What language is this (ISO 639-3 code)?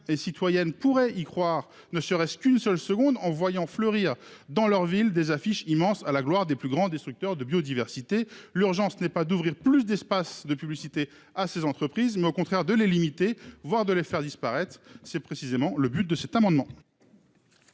fra